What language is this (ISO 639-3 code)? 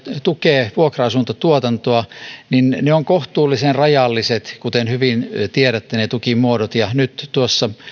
fin